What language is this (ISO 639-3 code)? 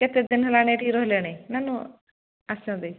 ori